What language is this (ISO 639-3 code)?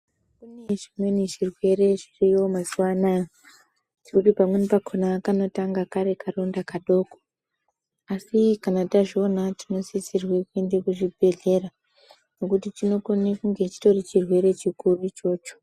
ndc